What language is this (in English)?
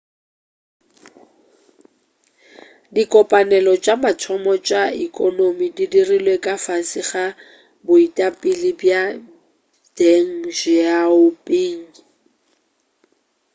Northern Sotho